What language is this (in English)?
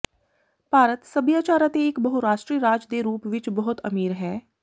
Punjabi